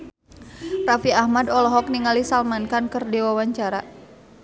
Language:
Sundanese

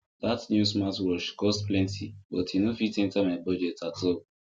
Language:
Nigerian Pidgin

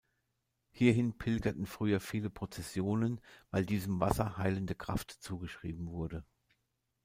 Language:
German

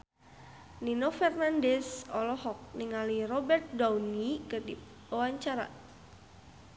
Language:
Sundanese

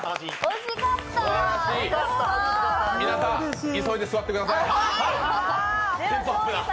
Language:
Japanese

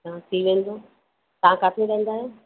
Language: Sindhi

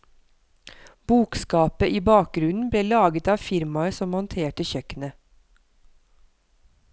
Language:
Norwegian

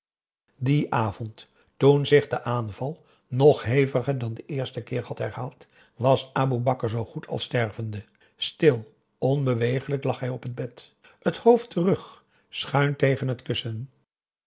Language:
Dutch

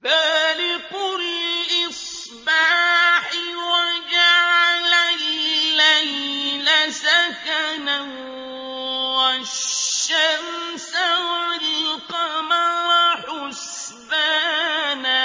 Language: Arabic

